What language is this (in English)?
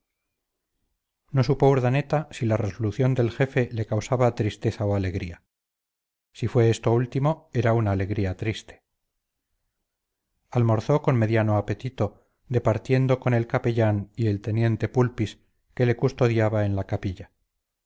Spanish